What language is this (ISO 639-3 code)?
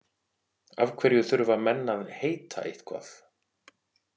isl